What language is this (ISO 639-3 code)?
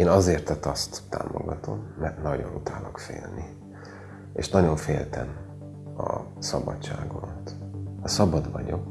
hun